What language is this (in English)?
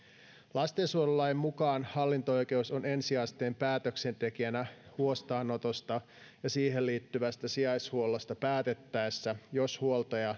Finnish